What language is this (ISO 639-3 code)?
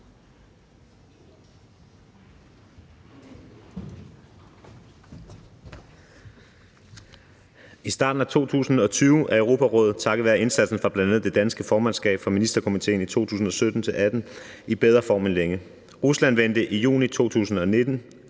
dan